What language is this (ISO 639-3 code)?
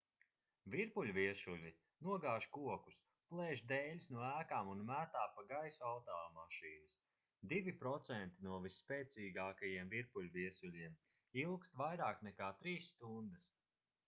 lav